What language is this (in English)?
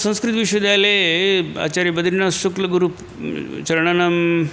Sanskrit